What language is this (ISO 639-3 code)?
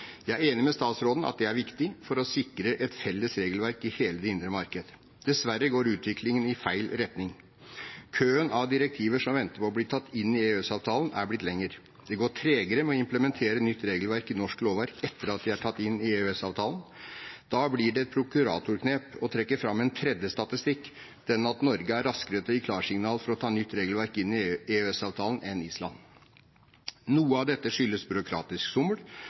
nob